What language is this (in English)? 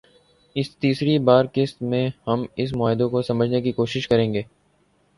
Urdu